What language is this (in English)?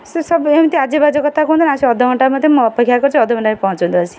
Odia